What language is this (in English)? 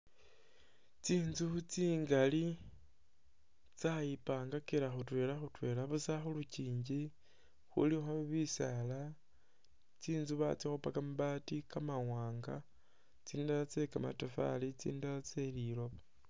Masaaba